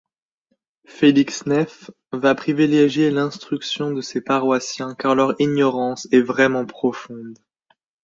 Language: French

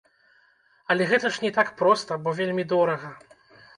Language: Belarusian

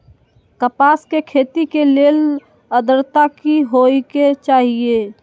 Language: Magahi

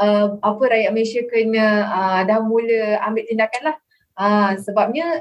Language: Malay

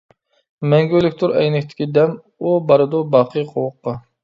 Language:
Uyghur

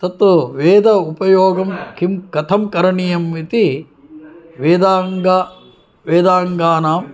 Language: Sanskrit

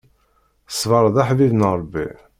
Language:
Kabyle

